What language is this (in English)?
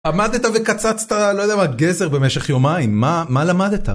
Hebrew